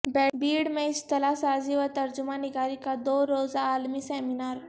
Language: Urdu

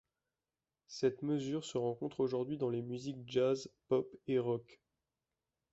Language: French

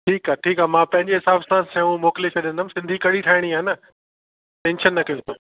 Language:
Sindhi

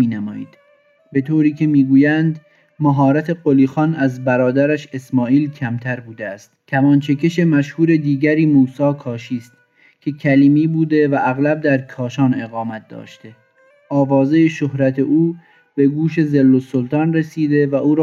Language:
Persian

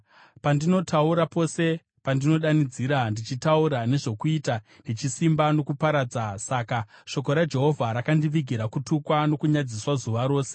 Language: Shona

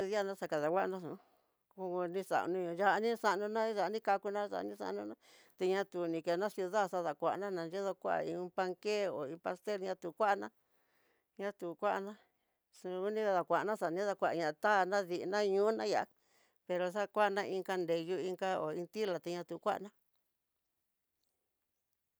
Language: Tidaá Mixtec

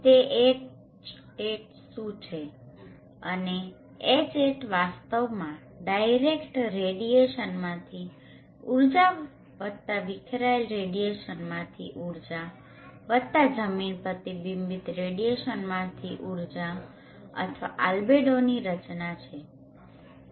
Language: Gujarati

